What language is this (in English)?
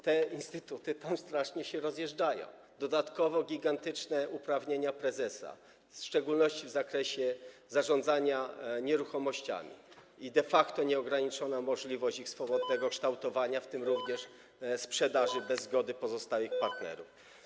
Polish